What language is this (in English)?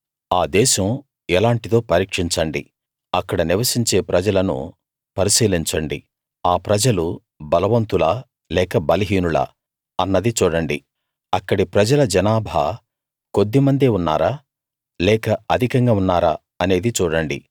Telugu